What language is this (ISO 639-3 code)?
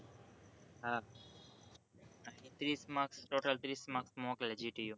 guj